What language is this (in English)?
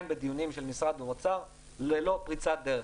Hebrew